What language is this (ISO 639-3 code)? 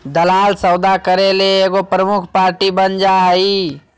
mag